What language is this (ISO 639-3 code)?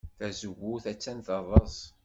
kab